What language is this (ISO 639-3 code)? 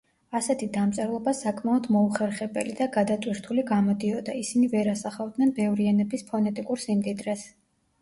kat